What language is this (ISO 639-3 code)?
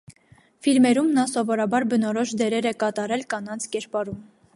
hye